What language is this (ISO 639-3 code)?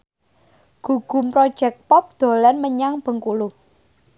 jav